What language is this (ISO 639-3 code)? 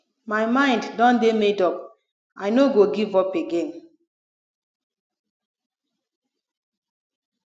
pcm